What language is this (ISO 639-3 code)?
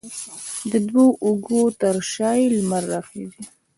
pus